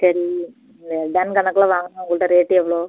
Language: Tamil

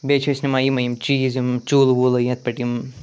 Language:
Kashmiri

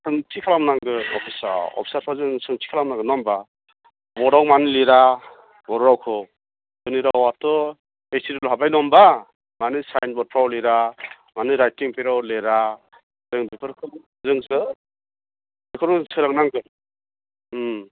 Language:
Bodo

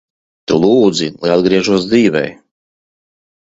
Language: Latvian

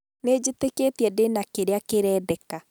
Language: Kikuyu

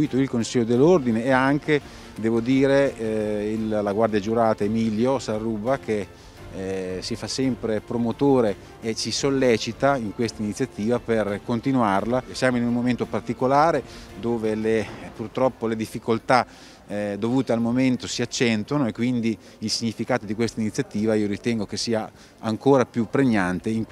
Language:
Italian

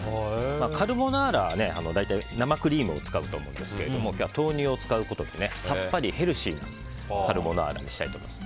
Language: Japanese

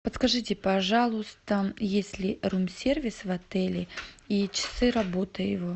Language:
Russian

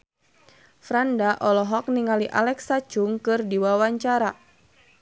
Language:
Sundanese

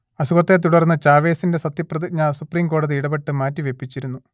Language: Malayalam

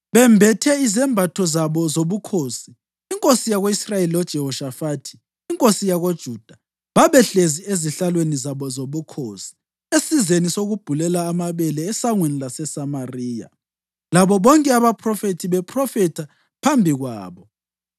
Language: North Ndebele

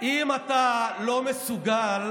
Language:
Hebrew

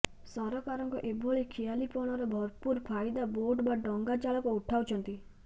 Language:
Odia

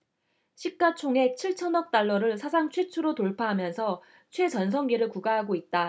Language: Korean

